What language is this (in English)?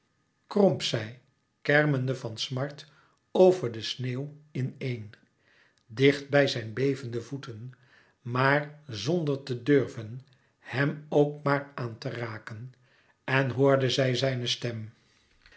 Dutch